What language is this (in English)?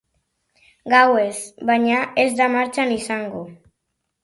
Basque